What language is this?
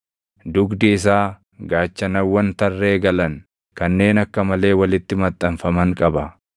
Oromo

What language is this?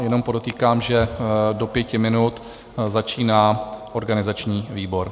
Czech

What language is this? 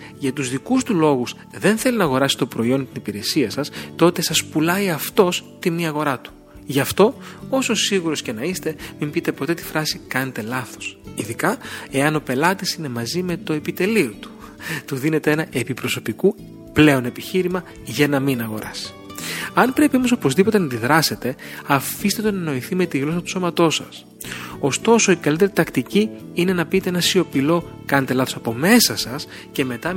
Greek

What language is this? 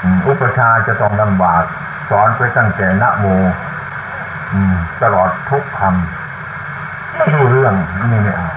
Thai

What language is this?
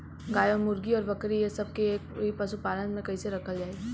Bhojpuri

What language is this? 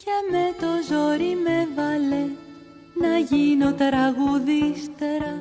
Greek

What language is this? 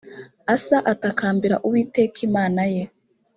Kinyarwanda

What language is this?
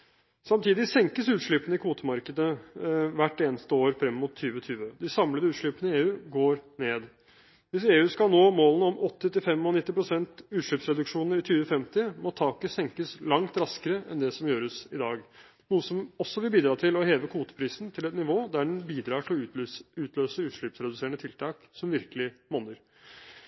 Norwegian Bokmål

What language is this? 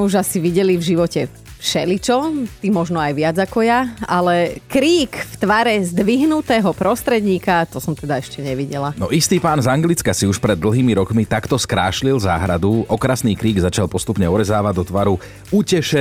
Slovak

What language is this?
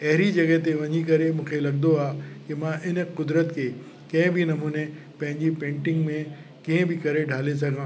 Sindhi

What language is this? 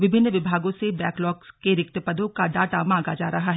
Hindi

